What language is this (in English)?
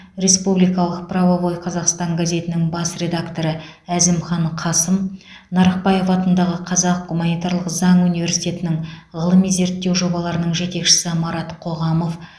Kazakh